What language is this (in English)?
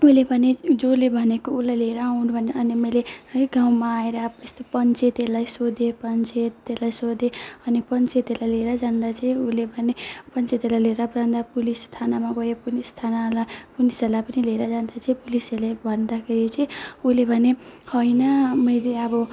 Nepali